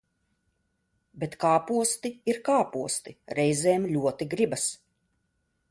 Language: Latvian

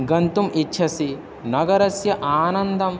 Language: Sanskrit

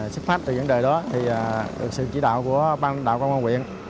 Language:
Vietnamese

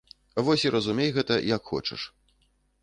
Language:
Belarusian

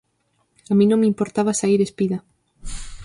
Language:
Galician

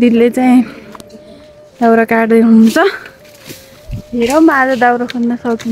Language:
Arabic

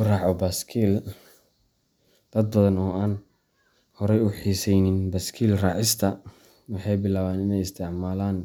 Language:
Somali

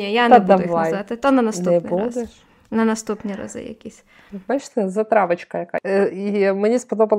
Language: Ukrainian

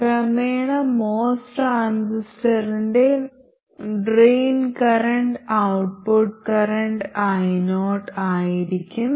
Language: Malayalam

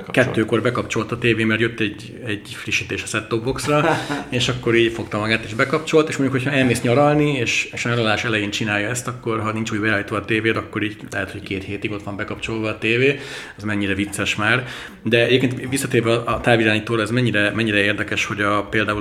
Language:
Hungarian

